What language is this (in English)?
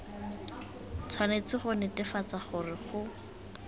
Tswana